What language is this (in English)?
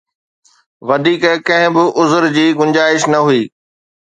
Sindhi